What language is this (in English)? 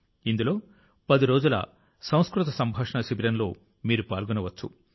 Telugu